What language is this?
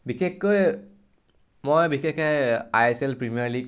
Assamese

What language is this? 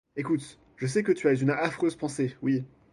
French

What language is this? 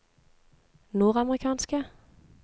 Norwegian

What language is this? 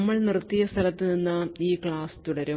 Malayalam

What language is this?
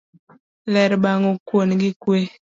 Luo (Kenya and Tanzania)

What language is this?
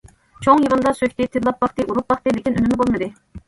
Uyghur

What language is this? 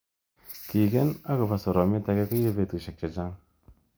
Kalenjin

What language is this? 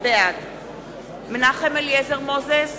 Hebrew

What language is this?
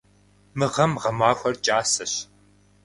Kabardian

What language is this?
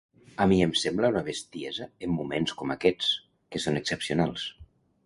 Catalan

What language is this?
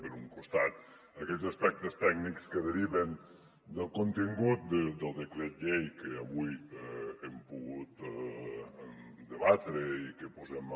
Catalan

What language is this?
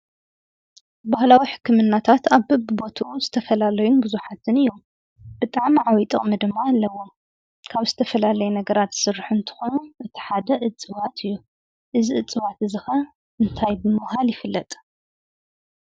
Tigrinya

